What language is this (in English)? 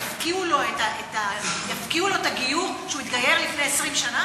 Hebrew